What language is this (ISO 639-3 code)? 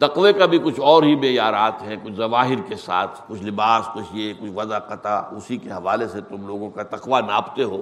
urd